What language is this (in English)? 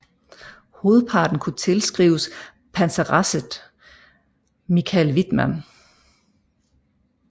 Danish